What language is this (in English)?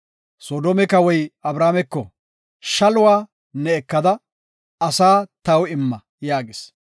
Gofa